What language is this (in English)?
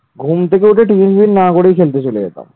Bangla